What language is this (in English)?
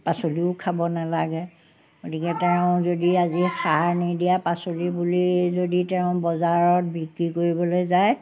Assamese